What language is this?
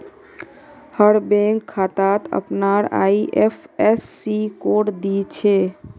Magahi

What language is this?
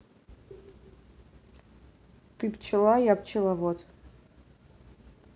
Russian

